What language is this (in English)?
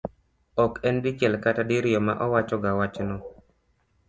Luo (Kenya and Tanzania)